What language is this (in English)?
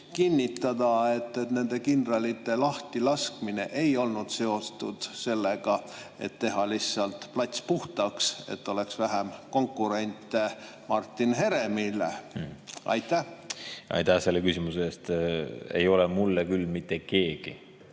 Estonian